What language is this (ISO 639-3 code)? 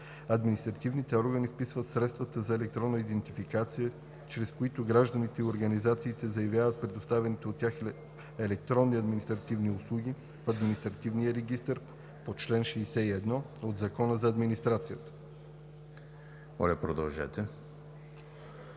bul